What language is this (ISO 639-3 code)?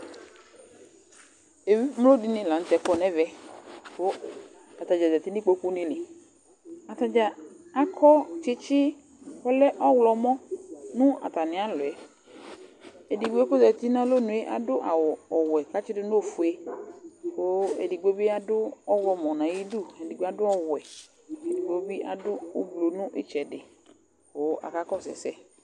kpo